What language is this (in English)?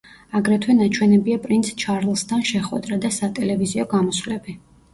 Georgian